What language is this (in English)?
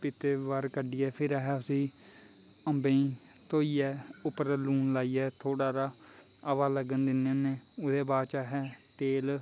Dogri